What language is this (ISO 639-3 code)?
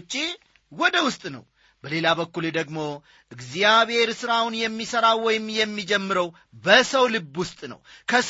amh